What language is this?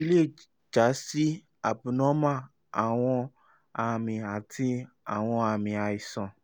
Yoruba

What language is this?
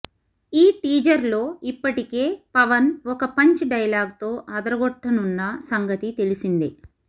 Telugu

